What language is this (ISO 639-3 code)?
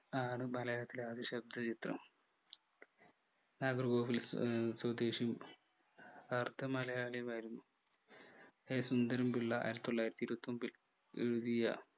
mal